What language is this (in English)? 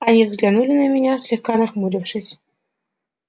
Russian